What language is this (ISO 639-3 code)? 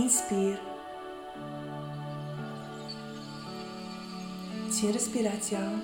ron